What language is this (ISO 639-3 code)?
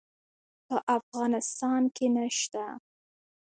pus